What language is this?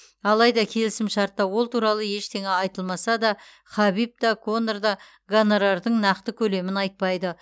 Kazakh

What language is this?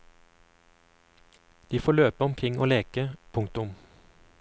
Norwegian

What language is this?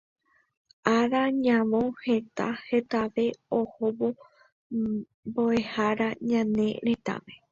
Guarani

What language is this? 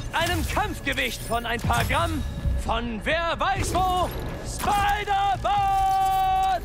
German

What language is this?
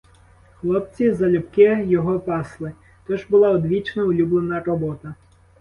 Ukrainian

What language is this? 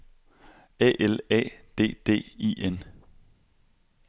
Danish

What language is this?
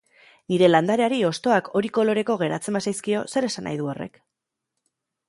Basque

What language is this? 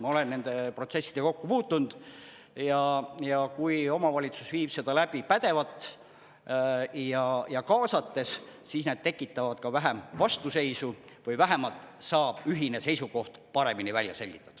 Estonian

